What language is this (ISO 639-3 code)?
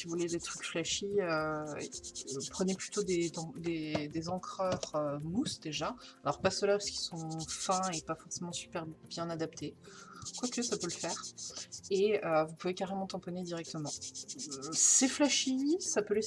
fra